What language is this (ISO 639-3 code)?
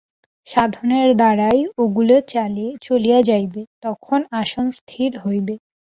ben